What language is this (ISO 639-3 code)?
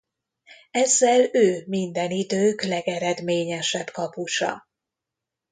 hun